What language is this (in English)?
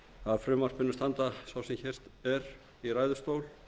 Icelandic